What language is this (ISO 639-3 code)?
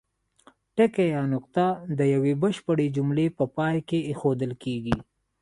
pus